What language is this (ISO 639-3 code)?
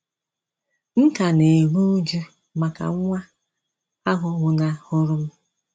ibo